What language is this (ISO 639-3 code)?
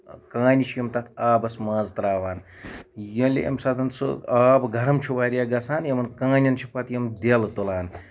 kas